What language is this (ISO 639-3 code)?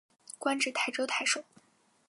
zho